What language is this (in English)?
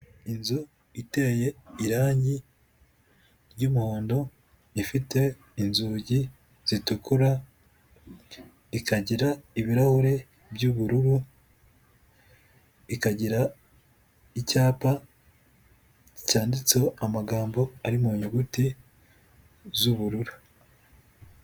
Kinyarwanda